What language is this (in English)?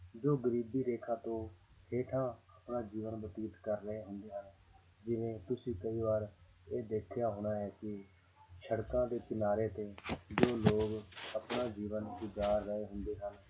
Punjabi